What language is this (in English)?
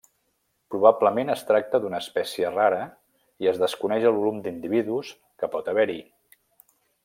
Catalan